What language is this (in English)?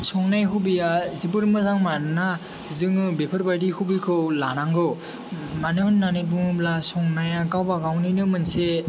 Bodo